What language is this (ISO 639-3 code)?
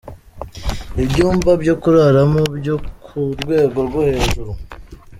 kin